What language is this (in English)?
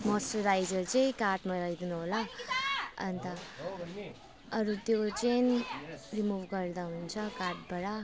Nepali